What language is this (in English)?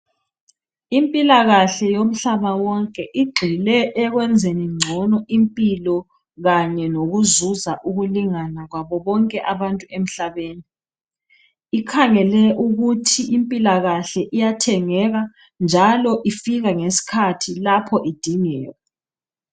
North Ndebele